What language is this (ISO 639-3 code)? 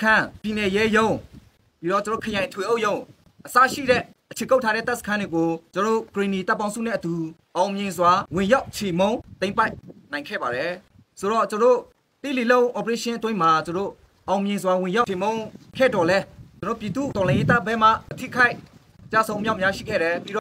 tha